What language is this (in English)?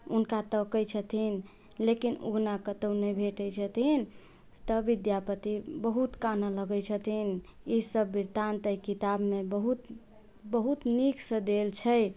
Maithili